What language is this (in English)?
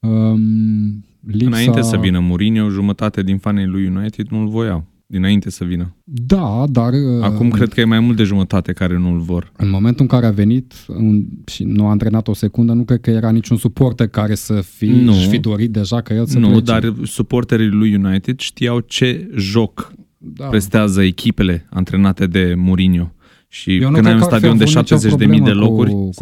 Romanian